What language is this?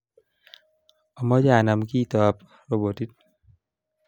Kalenjin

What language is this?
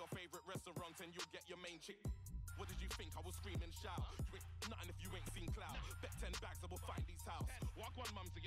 Polish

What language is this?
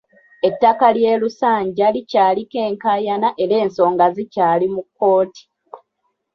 Ganda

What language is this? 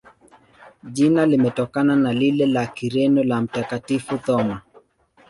Swahili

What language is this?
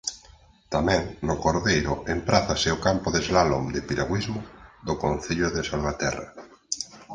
Galician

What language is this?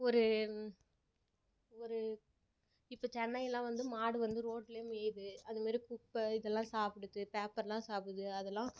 Tamil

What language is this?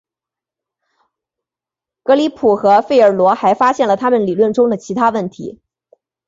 Chinese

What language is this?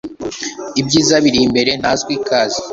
Kinyarwanda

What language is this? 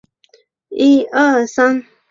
Chinese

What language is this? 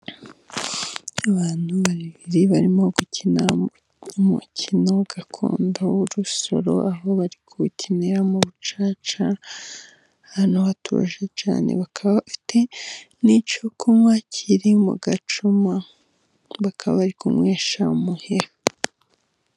Kinyarwanda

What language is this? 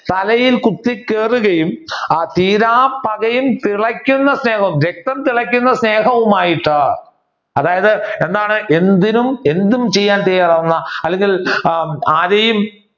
Malayalam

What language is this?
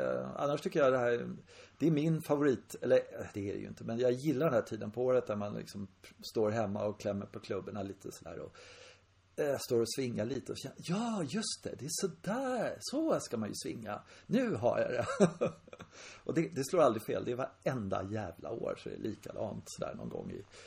Swedish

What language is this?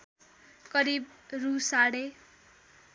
Nepali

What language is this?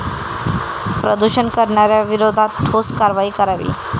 Marathi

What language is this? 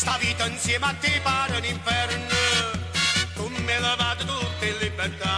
Romanian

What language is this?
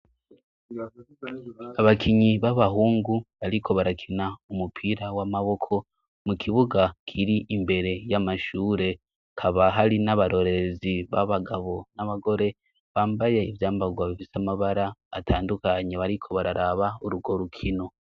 Rundi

